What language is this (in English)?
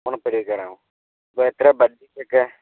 Malayalam